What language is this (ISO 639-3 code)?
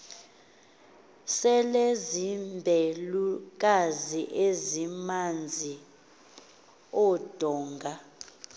xho